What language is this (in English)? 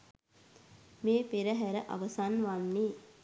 Sinhala